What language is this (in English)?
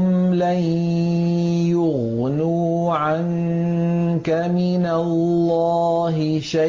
Arabic